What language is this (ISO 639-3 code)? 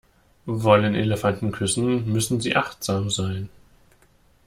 deu